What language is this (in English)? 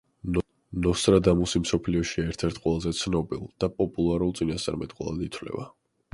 Georgian